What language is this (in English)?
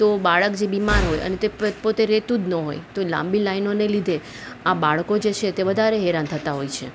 Gujarati